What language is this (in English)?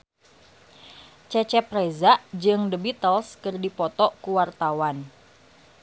Sundanese